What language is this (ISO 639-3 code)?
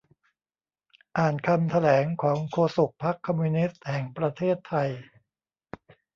tha